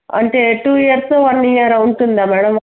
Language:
Telugu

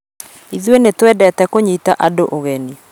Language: Kikuyu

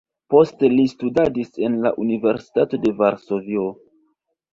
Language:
Esperanto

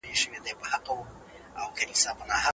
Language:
Pashto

